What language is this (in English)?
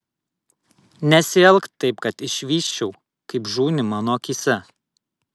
Lithuanian